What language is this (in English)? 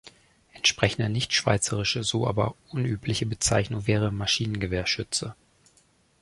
German